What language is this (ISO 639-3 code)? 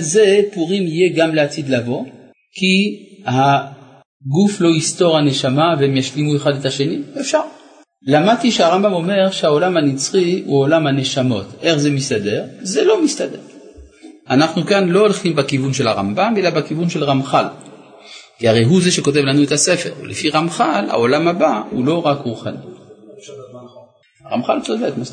heb